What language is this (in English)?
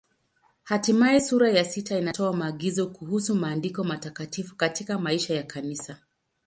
Swahili